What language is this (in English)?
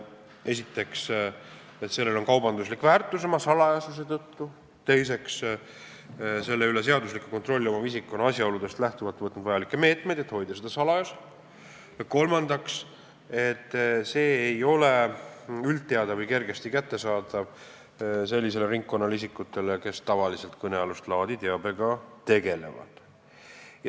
Estonian